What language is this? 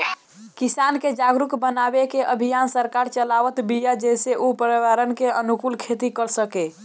Bhojpuri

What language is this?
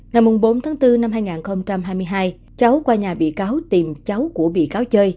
Vietnamese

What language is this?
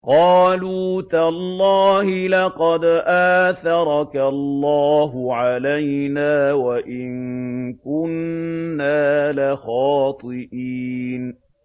Arabic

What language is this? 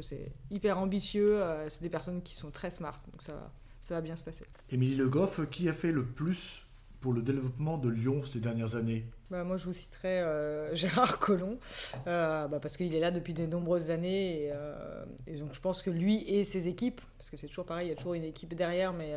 French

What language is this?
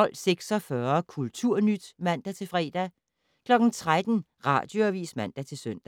Danish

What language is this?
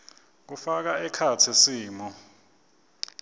Swati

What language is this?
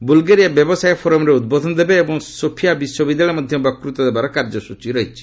Odia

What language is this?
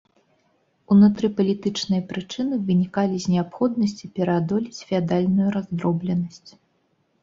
Belarusian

